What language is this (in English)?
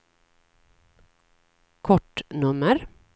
Swedish